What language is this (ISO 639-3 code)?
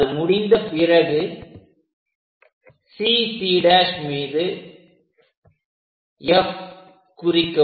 tam